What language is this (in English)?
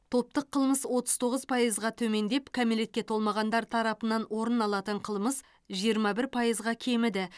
Kazakh